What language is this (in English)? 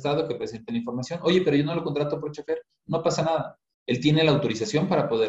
Spanish